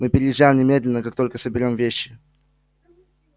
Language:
Russian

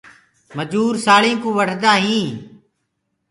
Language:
Gurgula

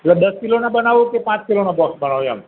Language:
Gujarati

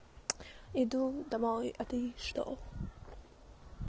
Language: Russian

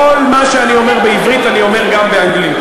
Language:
Hebrew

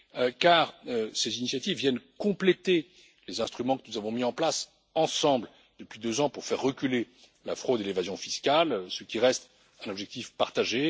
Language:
French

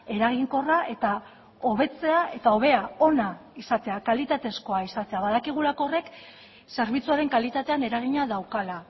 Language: Basque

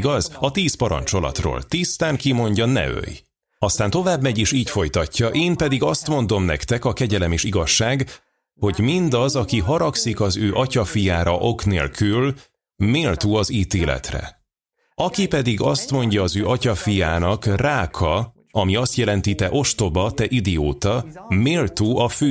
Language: Hungarian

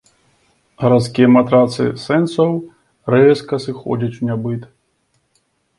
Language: Belarusian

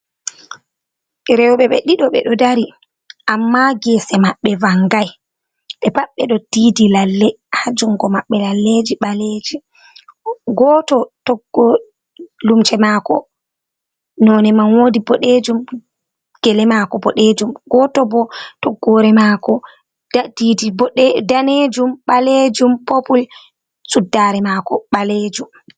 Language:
Fula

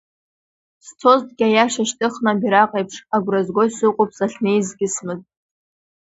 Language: Abkhazian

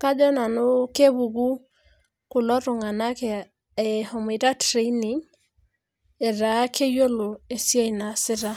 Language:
Masai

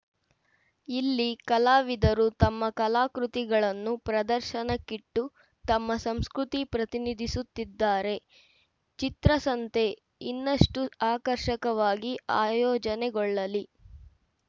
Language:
Kannada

